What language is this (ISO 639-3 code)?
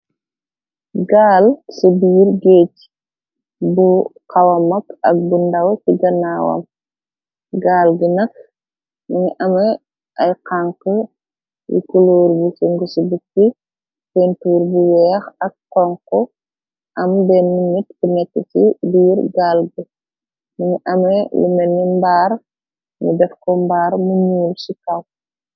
wol